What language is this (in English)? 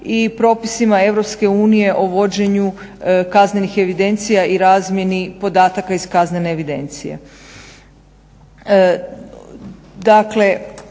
Croatian